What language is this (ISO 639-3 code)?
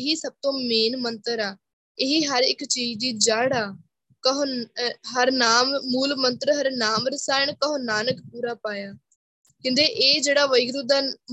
pan